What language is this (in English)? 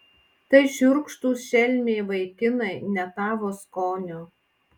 Lithuanian